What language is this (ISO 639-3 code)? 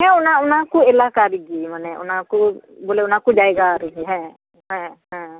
sat